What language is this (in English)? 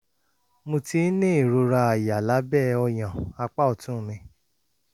Yoruba